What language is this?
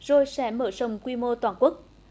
Vietnamese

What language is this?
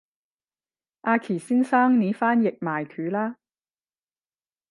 Cantonese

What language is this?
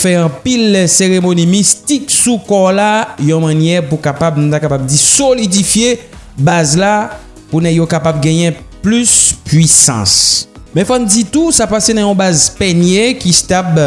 French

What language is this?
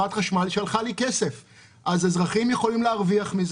Hebrew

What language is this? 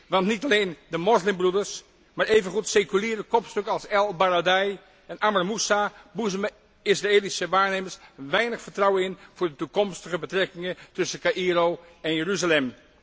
Dutch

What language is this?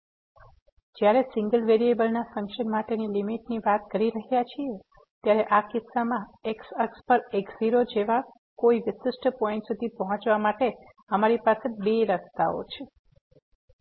Gujarati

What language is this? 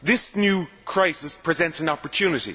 English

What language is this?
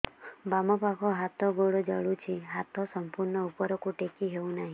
Odia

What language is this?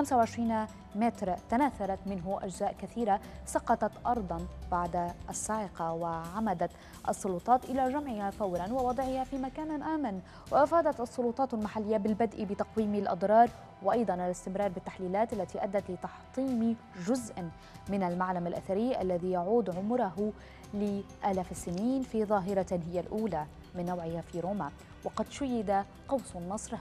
Arabic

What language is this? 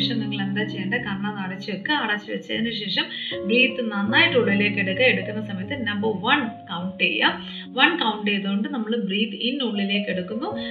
Malayalam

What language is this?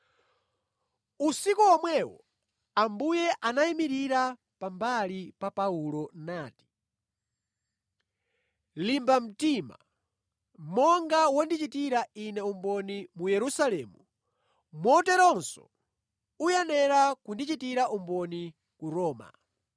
Nyanja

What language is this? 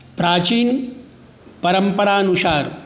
Maithili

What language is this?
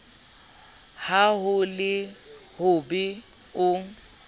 Southern Sotho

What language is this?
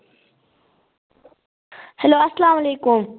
Kashmiri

